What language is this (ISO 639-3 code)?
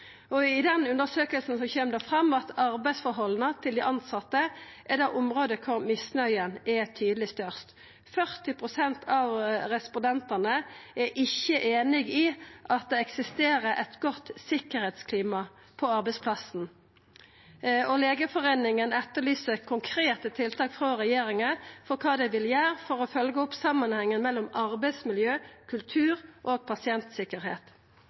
nno